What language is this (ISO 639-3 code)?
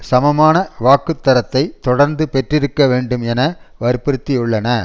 tam